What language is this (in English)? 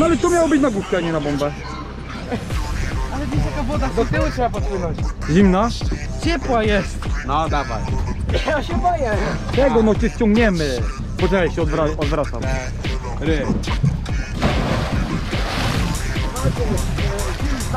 Polish